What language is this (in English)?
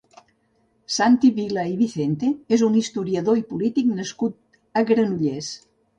Catalan